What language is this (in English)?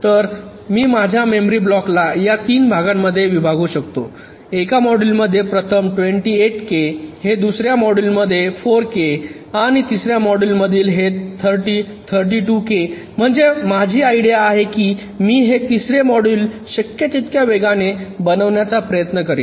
Marathi